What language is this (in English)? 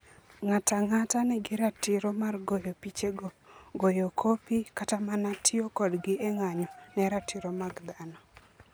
Luo (Kenya and Tanzania)